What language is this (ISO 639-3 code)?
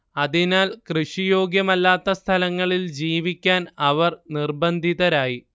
mal